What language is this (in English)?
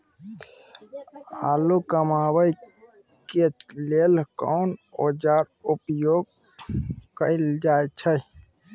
Maithili